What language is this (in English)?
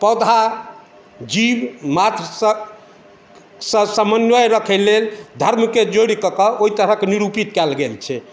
Maithili